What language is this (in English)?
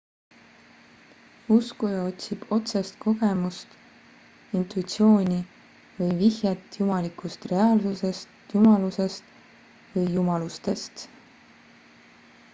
Estonian